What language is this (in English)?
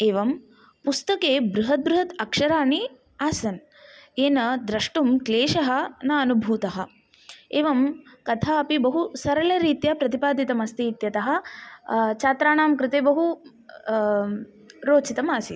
Sanskrit